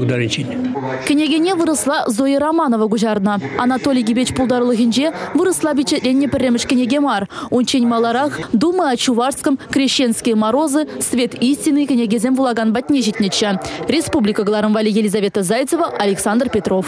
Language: Ukrainian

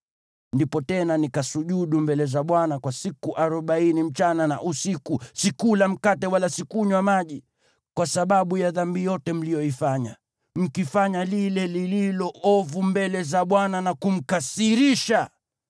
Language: Swahili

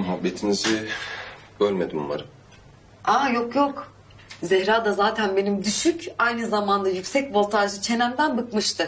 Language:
Turkish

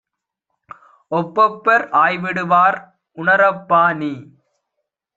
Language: Tamil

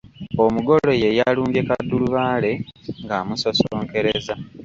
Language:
Ganda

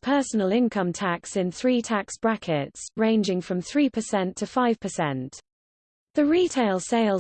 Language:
English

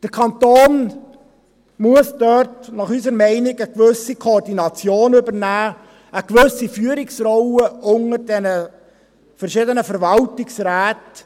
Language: Swiss German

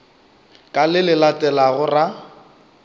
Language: Northern Sotho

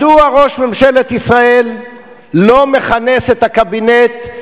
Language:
Hebrew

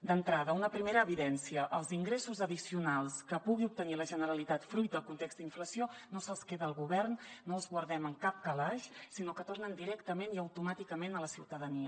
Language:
Catalan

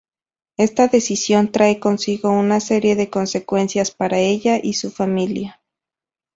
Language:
Spanish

